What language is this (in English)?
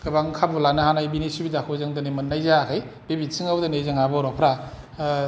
Bodo